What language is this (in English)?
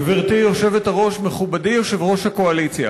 Hebrew